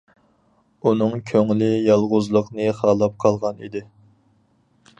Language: Uyghur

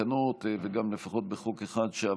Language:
Hebrew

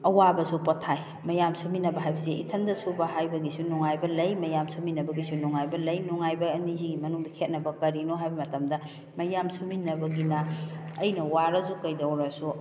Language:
Manipuri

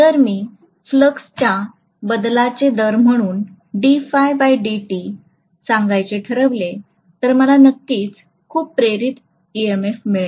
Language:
Marathi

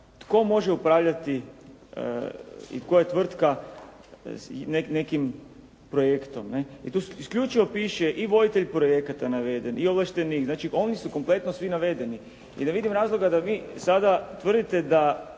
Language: Croatian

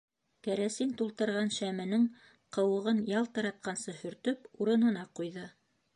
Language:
Bashkir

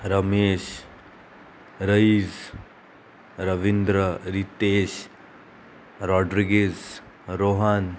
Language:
Konkani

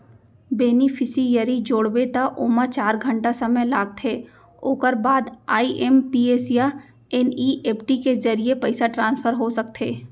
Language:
Chhattisgarhi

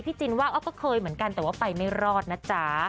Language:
Thai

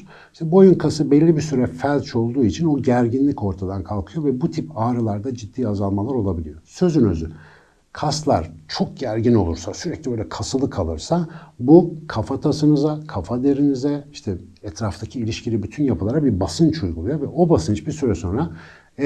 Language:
Turkish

